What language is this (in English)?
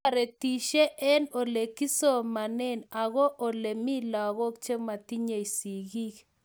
Kalenjin